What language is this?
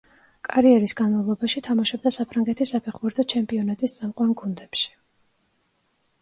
Georgian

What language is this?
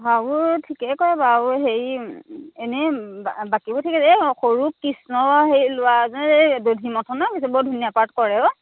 Assamese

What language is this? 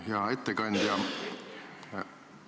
Estonian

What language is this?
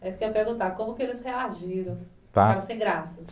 Portuguese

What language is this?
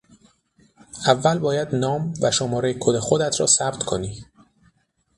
Persian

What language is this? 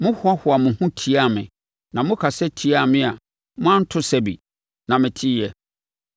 Akan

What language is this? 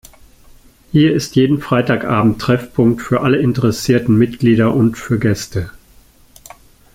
German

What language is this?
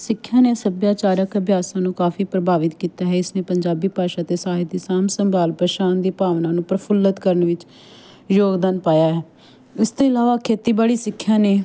Punjabi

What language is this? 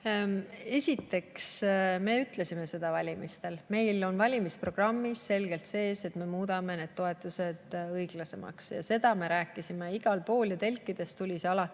Estonian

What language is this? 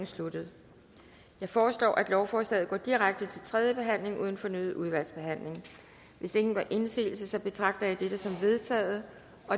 Danish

